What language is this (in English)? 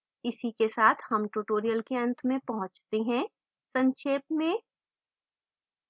Hindi